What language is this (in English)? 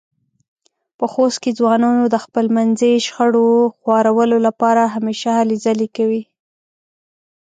Pashto